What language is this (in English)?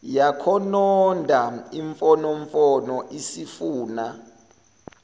Zulu